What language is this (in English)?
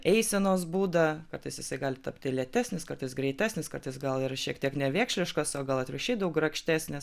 Lithuanian